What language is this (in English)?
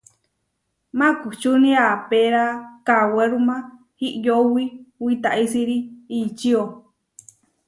Huarijio